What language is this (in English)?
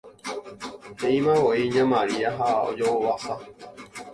Guarani